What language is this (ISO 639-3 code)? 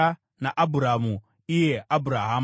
sna